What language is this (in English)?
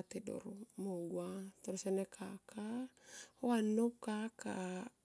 Tomoip